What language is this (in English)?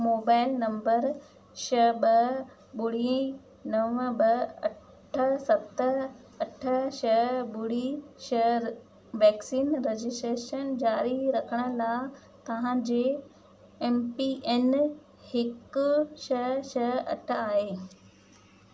Sindhi